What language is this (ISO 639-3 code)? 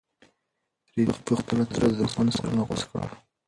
pus